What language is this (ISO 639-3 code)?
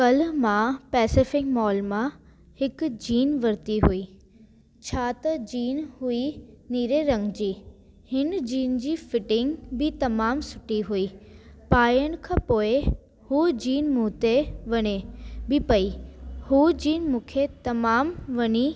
snd